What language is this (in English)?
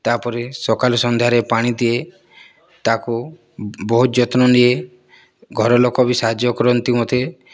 Odia